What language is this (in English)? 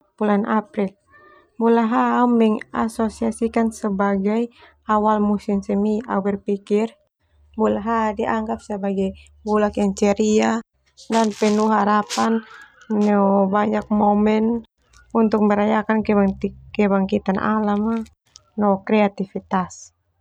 Termanu